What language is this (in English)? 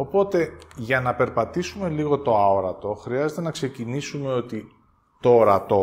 Greek